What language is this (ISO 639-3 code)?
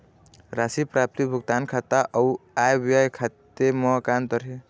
hne